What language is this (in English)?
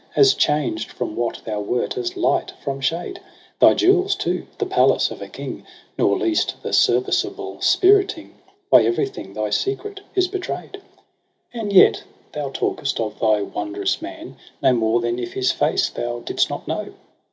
English